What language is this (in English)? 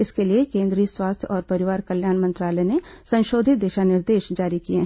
Hindi